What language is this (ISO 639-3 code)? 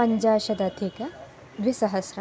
san